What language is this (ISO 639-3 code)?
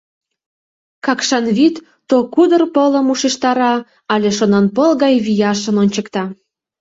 chm